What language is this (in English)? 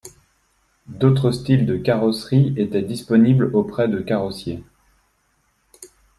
French